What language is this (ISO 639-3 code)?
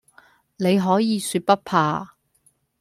yue